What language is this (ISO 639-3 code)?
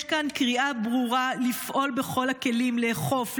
heb